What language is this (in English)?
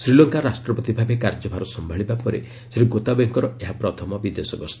Odia